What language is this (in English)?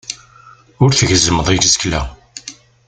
Kabyle